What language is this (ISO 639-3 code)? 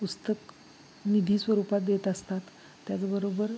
mar